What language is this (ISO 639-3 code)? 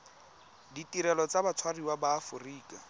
tsn